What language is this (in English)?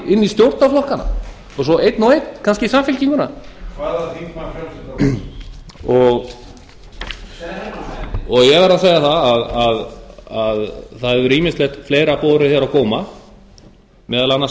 Icelandic